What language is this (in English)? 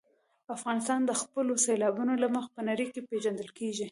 Pashto